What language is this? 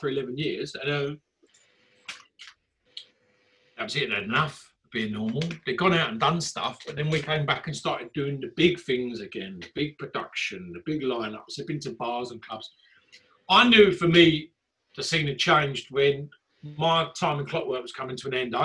English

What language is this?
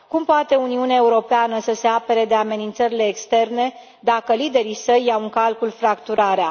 Romanian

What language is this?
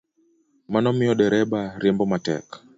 Luo (Kenya and Tanzania)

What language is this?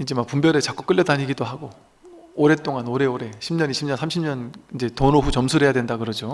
Korean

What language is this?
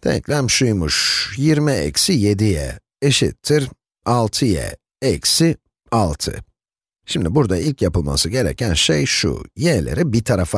Turkish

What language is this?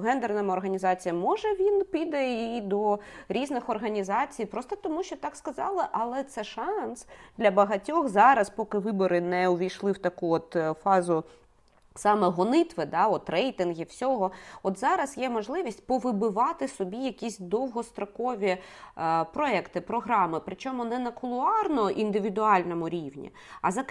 Ukrainian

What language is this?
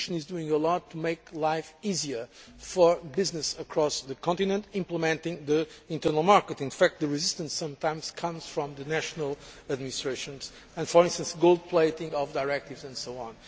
English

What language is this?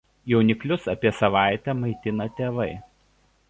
Lithuanian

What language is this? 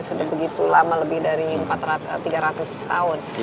Indonesian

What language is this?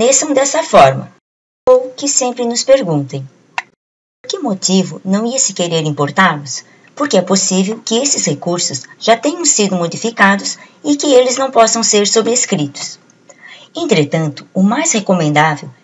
Portuguese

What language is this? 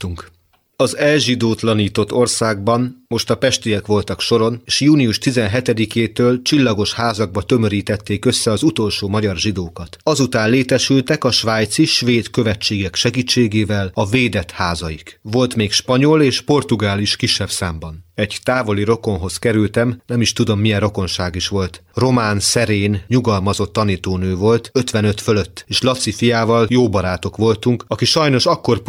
Hungarian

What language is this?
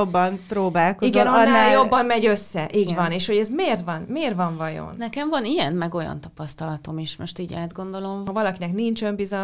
Hungarian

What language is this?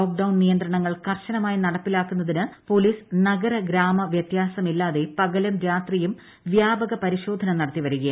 Malayalam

